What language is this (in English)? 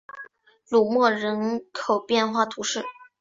Chinese